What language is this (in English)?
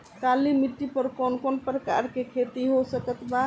Bhojpuri